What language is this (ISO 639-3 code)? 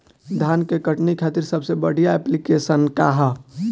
bho